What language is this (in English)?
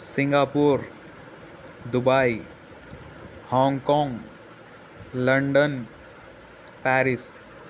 Urdu